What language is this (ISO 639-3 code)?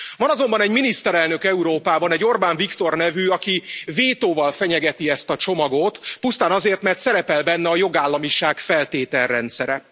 hun